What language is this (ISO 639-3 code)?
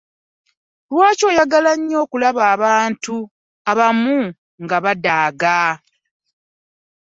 lug